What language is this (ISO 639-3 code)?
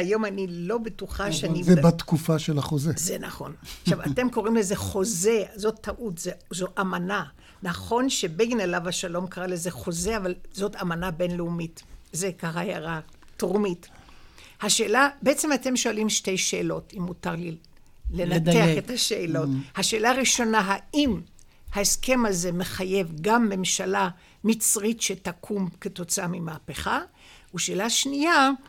heb